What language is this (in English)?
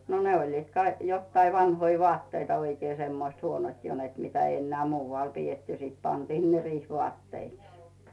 Finnish